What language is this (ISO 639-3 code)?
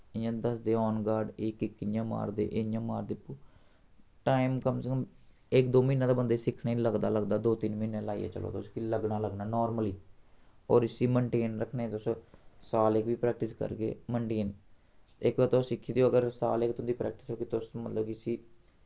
doi